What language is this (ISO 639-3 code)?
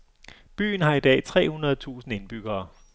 dan